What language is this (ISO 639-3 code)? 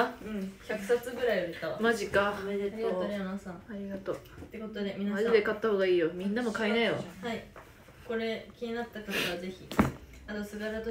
jpn